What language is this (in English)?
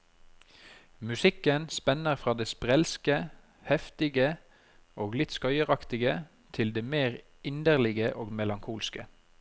Norwegian